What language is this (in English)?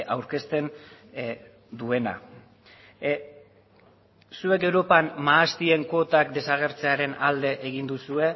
Basque